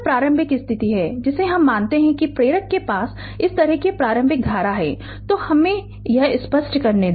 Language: Hindi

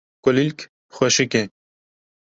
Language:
Kurdish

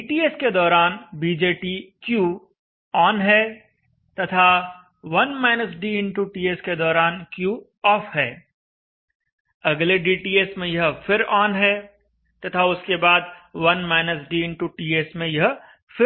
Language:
Hindi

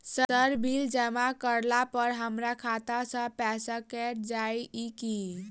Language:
Maithili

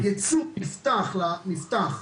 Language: Hebrew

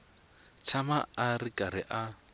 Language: Tsonga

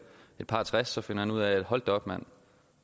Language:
Danish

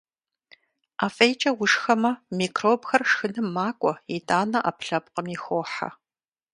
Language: Kabardian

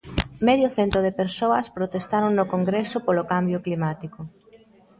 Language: Galician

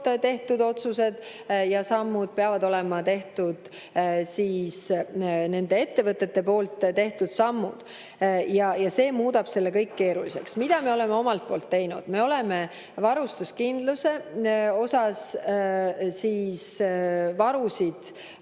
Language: Estonian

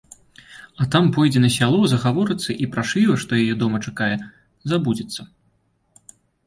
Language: Belarusian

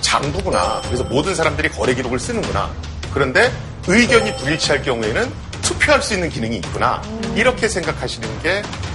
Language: Korean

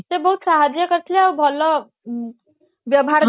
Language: Odia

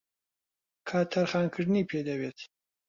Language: Central Kurdish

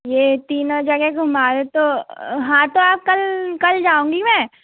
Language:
Hindi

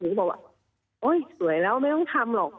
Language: Thai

